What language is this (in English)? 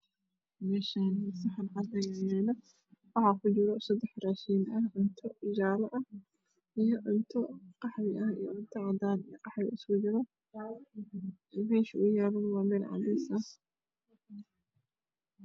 Somali